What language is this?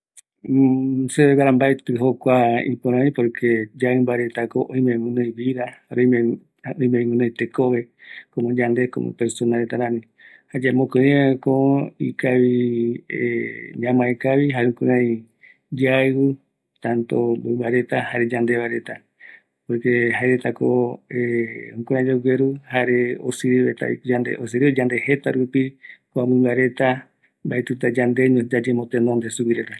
Eastern Bolivian Guaraní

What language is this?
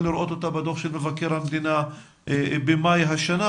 Hebrew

